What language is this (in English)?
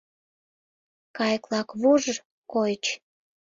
Mari